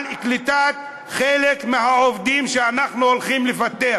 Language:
Hebrew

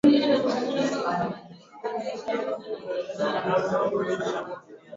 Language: Swahili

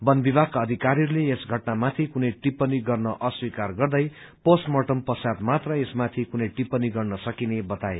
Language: Nepali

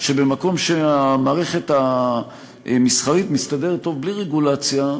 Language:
Hebrew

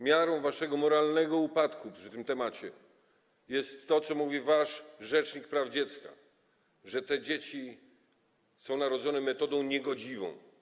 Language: Polish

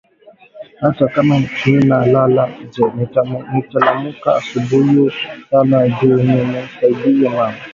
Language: Swahili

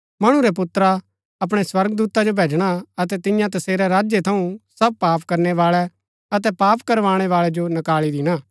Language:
Gaddi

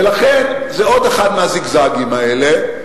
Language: Hebrew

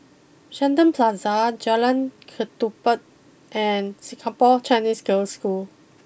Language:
English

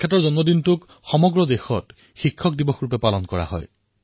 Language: Assamese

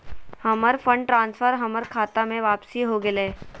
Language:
Magahi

